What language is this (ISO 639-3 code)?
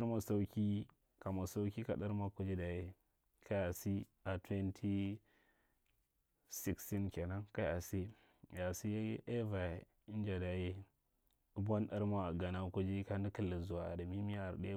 mrt